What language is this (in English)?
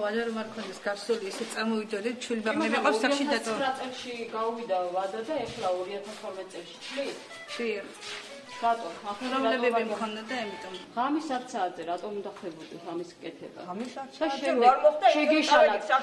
Romanian